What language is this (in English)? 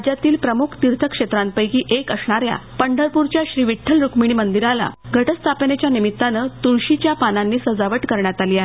Marathi